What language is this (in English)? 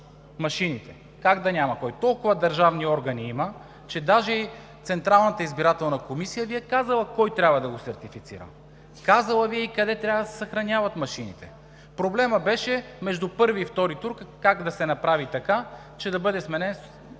Bulgarian